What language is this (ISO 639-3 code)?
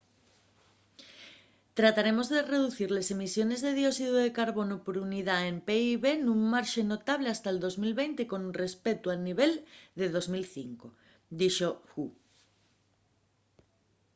ast